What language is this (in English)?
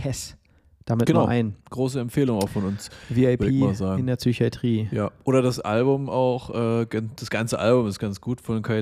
German